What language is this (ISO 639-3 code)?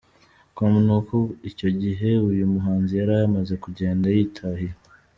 kin